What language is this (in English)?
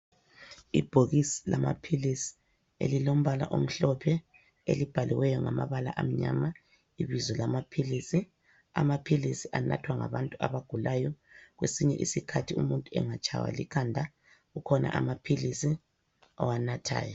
North Ndebele